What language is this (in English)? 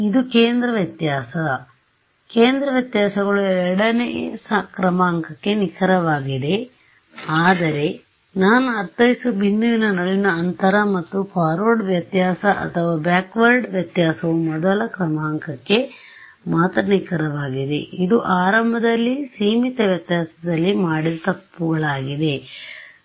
Kannada